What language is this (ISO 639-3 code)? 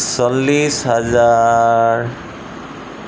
asm